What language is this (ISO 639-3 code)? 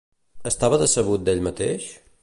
cat